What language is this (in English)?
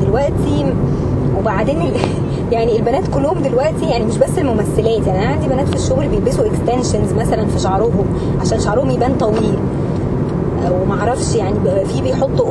Arabic